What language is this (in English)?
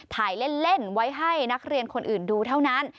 Thai